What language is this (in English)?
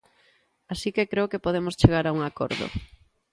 Galician